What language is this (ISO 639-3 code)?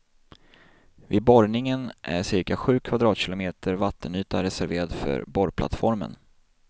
swe